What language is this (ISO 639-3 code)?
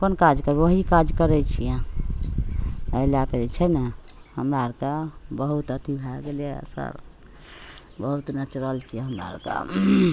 mai